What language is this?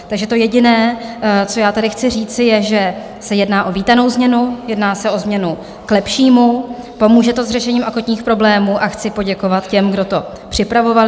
Czech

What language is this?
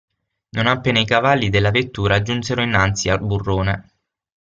Italian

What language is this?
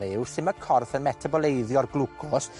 Welsh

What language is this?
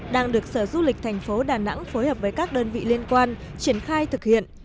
Vietnamese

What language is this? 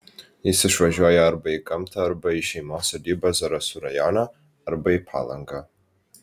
Lithuanian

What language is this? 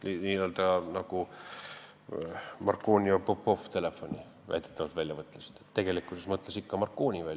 Estonian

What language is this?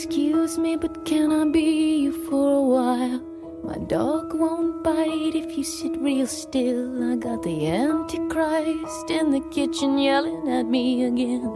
Chinese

